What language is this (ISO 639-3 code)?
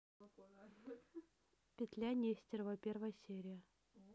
rus